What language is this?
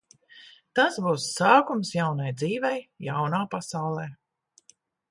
Latvian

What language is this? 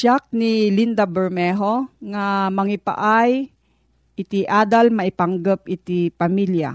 Filipino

